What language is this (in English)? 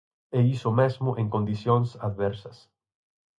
Galician